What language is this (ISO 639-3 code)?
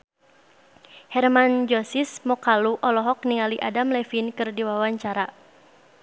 sun